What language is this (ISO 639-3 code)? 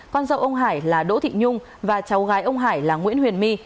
vie